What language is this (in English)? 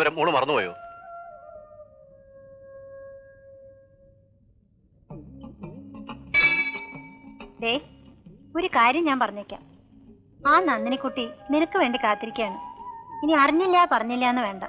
Malayalam